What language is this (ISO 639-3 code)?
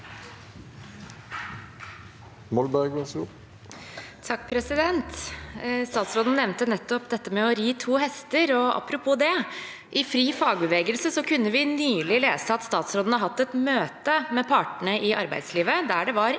nor